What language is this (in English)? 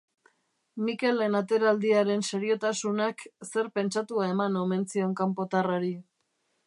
Basque